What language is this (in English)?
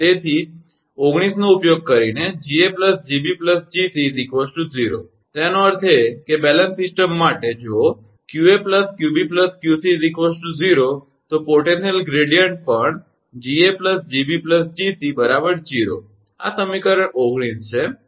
Gujarati